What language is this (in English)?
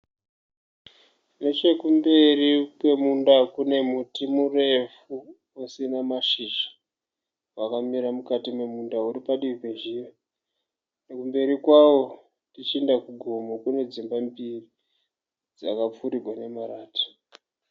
Shona